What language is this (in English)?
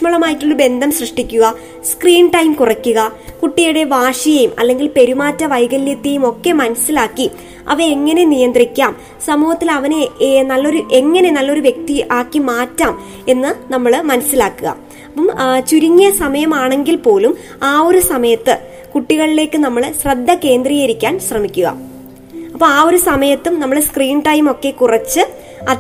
Malayalam